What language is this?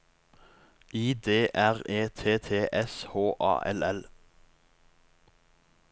Norwegian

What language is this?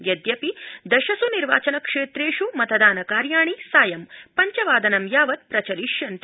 Sanskrit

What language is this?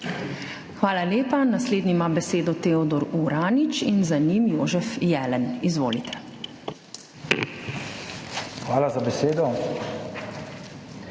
Slovenian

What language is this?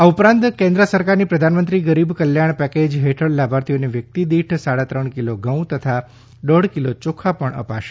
Gujarati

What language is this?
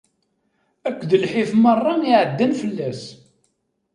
Kabyle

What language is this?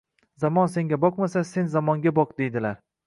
Uzbek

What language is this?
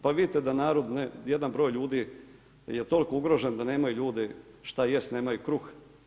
Croatian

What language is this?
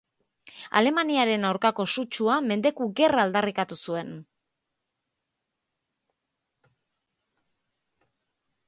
Basque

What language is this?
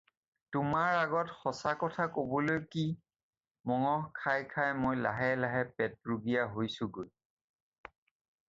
Assamese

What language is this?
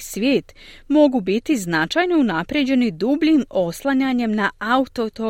Croatian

